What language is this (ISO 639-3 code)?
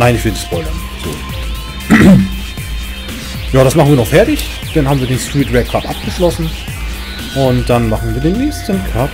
deu